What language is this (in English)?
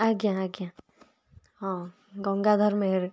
Odia